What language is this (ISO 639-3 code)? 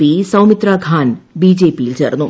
mal